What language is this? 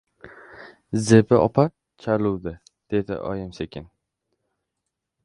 Uzbek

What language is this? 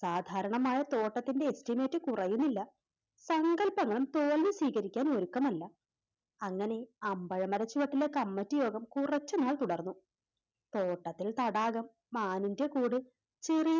Malayalam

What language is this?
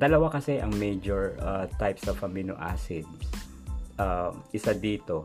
Filipino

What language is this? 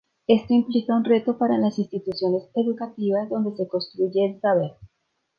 Spanish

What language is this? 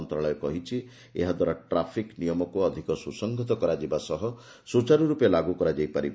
Odia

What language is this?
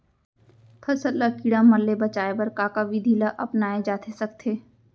Chhattisgarhi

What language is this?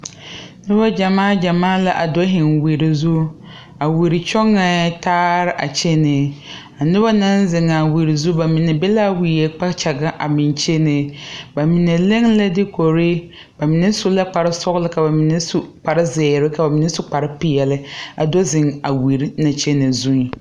Southern Dagaare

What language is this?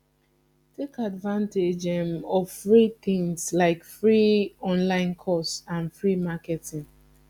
Nigerian Pidgin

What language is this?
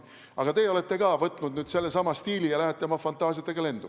Estonian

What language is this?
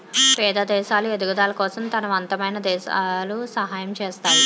Telugu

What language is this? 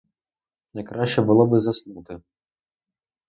Ukrainian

